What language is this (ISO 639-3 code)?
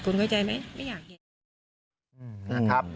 tha